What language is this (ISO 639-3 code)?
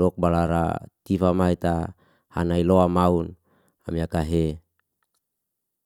ste